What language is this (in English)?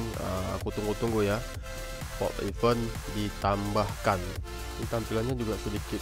Indonesian